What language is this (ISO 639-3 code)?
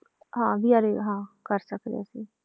pan